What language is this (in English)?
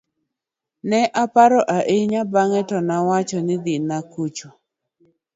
Luo (Kenya and Tanzania)